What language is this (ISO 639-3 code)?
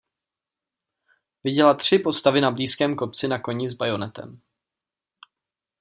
ces